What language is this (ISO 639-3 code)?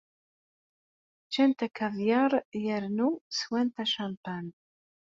kab